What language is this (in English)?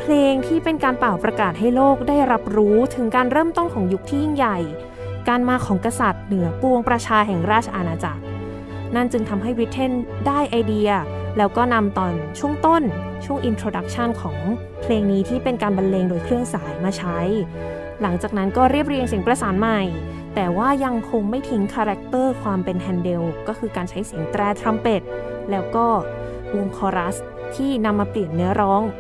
Thai